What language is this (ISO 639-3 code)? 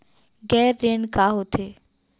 hne